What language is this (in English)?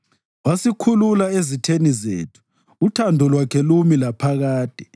North Ndebele